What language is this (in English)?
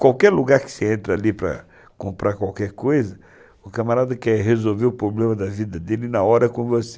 Portuguese